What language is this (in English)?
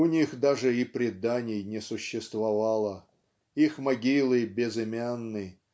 Russian